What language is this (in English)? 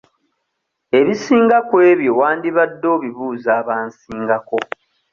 Ganda